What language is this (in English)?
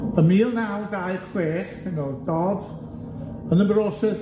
Welsh